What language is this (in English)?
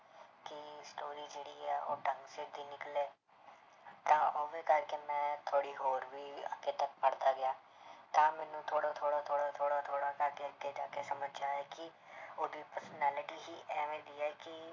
Punjabi